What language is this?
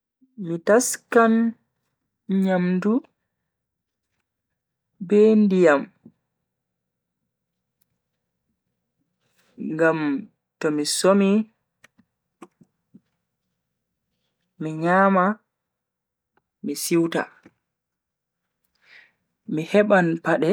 Bagirmi Fulfulde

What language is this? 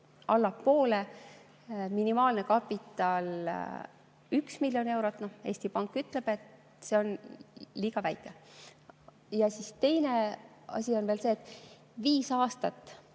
Estonian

